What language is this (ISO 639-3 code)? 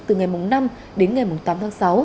vie